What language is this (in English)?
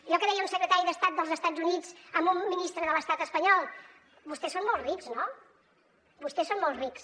Catalan